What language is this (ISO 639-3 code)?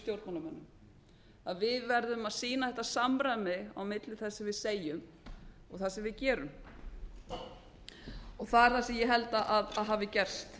isl